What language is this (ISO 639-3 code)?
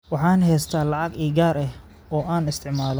som